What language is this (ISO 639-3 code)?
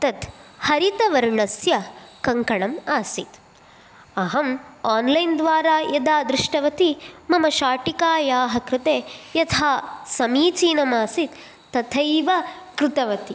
san